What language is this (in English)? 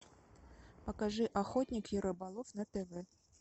Russian